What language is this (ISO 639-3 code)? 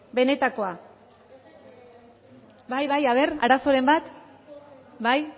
eus